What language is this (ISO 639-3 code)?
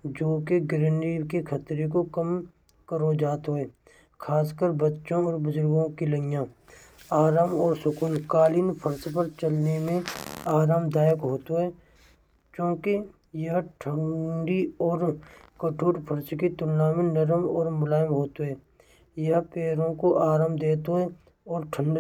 bra